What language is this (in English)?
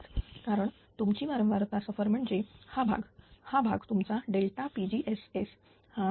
Marathi